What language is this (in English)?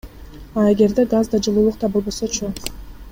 Kyrgyz